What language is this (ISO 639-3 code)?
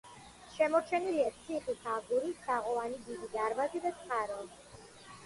kat